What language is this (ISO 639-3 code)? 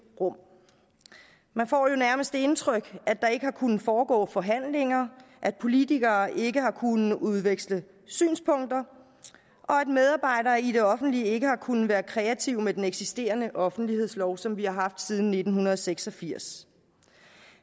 dan